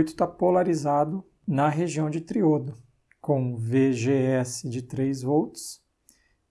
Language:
Portuguese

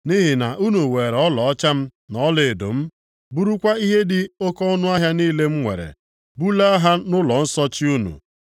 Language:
Igbo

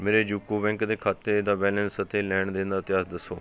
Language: Punjabi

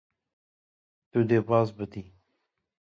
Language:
Kurdish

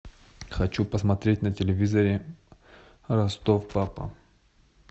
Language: Russian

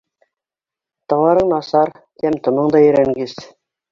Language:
Bashkir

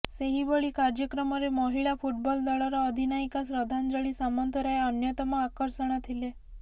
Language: Odia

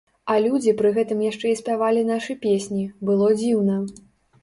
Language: Belarusian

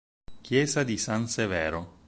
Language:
Italian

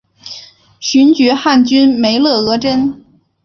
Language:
Chinese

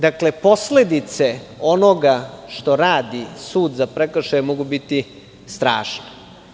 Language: Serbian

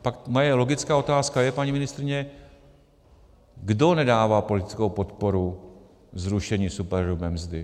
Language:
Czech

